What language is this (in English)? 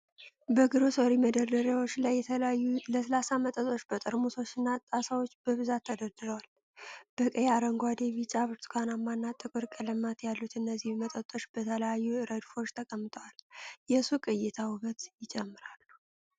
Amharic